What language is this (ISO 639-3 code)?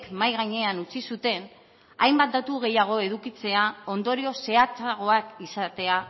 eus